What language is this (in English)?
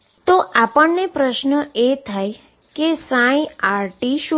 Gujarati